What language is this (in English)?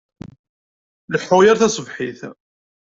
Kabyle